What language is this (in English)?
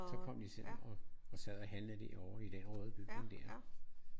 Danish